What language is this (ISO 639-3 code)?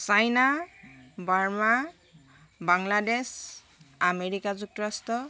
asm